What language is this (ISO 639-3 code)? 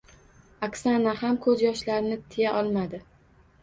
uzb